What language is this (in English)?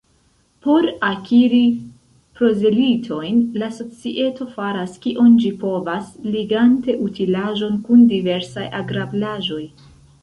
Esperanto